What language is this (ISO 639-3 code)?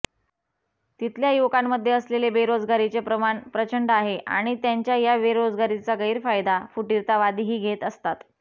mar